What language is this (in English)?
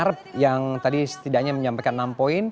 Indonesian